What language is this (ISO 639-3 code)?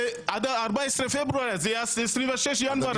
heb